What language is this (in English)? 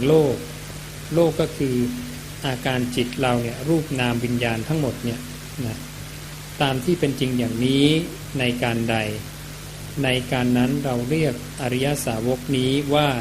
Thai